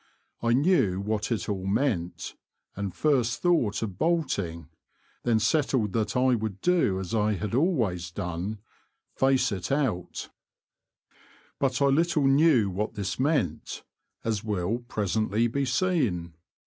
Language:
English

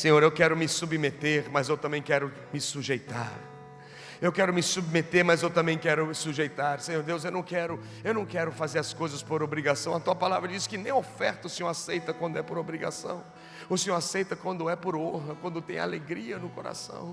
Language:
Portuguese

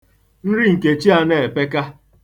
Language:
Igbo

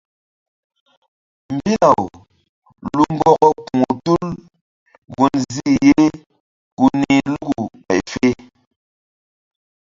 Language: Mbum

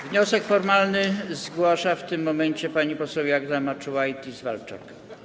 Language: Polish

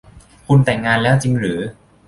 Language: Thai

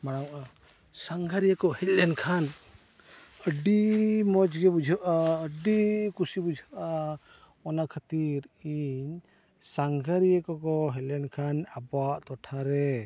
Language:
Santali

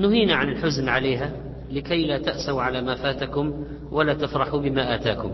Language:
Arabic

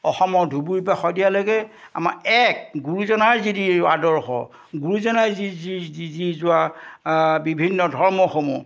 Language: Assamese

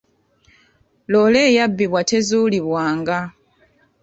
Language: Ganda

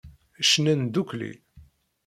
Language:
Kabyle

